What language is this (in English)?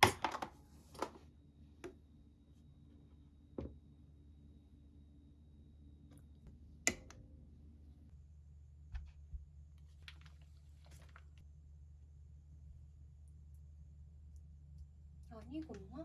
Korean